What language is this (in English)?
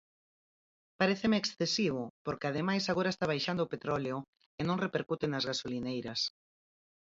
Galician